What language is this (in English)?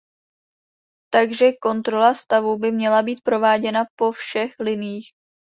Czech